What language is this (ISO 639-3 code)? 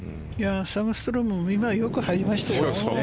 jpn